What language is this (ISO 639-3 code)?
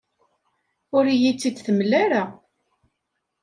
kab